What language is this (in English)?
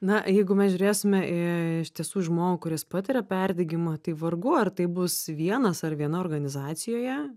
Lithuanian